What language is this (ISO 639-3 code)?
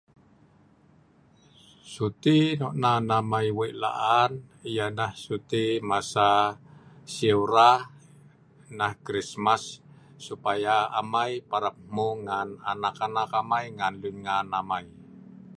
snv